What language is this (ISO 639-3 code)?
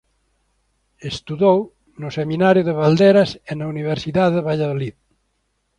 glg